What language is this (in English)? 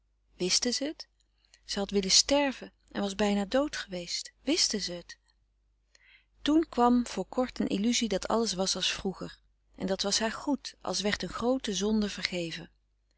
Dutch